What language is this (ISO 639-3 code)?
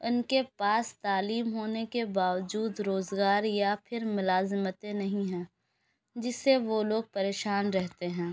urd